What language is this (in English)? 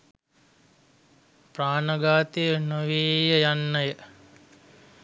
Sinhala